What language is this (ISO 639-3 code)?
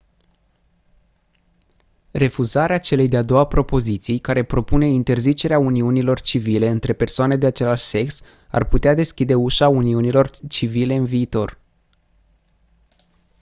ron